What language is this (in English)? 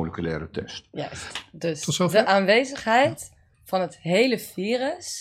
Dutch